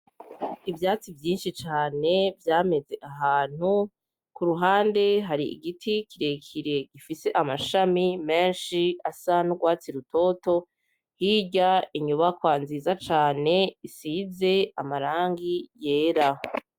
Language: Rundi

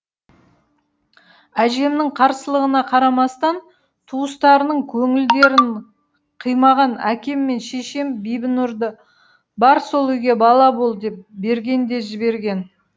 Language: Kazakh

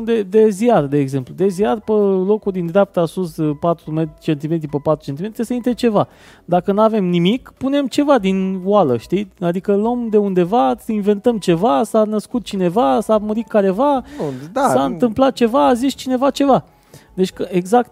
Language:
Romanian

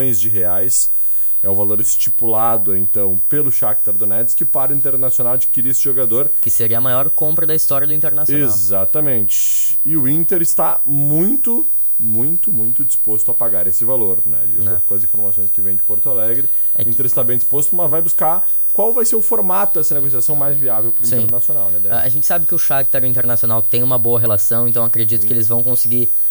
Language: Portuguese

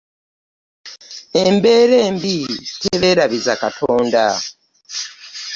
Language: Ganda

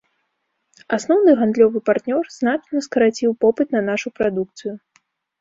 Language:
Belarusian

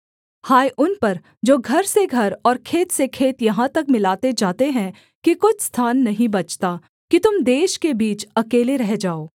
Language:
Hindi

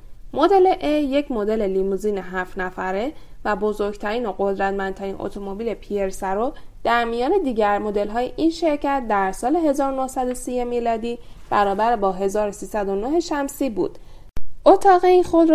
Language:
Persian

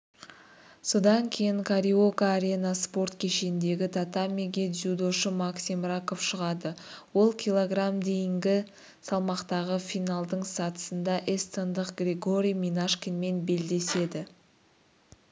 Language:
Kazakh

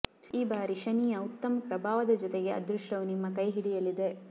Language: Kannada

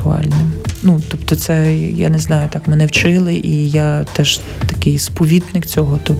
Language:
Ukrainian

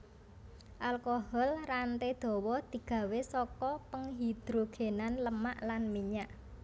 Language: Javanese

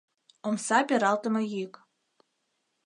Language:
Mari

